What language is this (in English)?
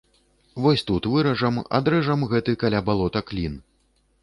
Belarusian